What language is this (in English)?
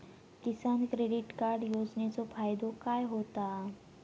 Marathi